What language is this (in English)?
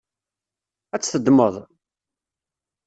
Kabyle